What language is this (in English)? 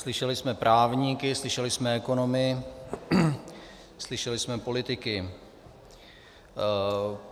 Czech